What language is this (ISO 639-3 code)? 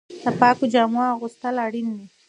pus